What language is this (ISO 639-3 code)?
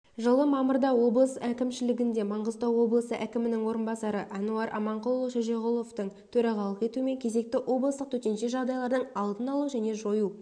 kaz